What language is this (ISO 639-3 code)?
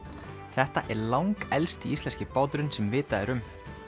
isl